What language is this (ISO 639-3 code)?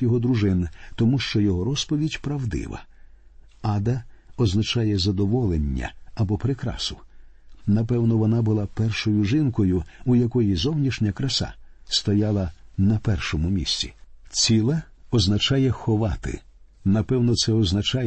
ukr